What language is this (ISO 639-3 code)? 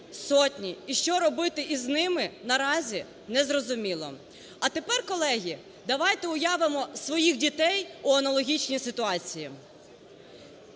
ukr